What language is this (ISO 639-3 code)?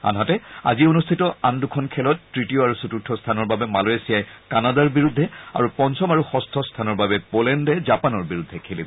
asm